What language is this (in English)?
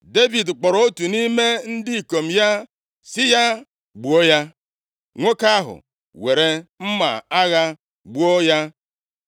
Igbo